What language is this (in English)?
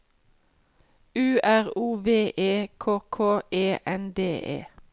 Norwegian